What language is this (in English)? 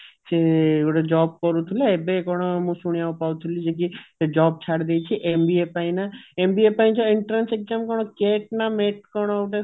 Odia